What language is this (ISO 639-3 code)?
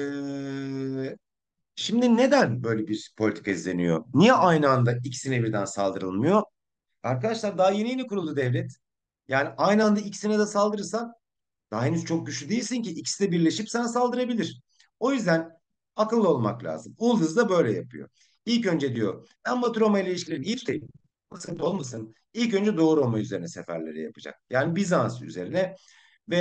tur